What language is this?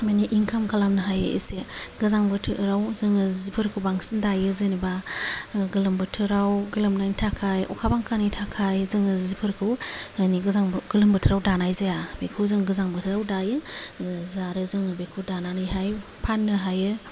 Bodo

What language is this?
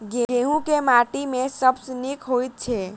Maithili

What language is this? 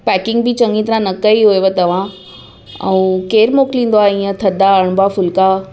Sindhi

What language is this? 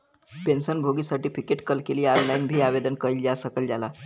Bhojpuri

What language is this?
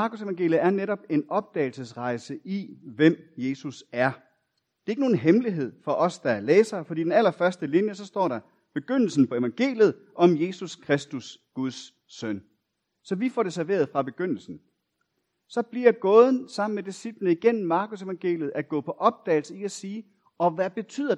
Danish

